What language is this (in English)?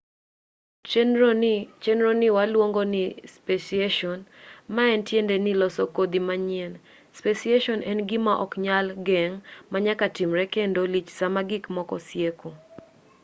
Luo (Kenya and Tanzania)